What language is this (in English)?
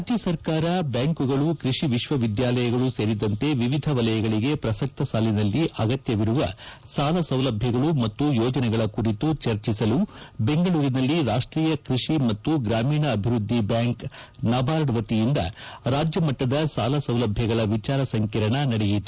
Kannada